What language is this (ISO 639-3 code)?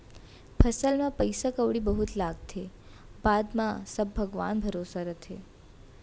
hne